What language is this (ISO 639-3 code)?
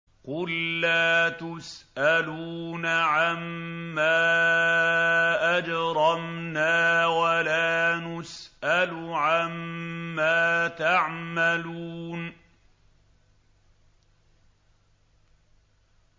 ara